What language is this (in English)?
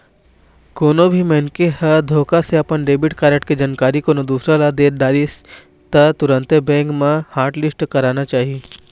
Chhattisgarhi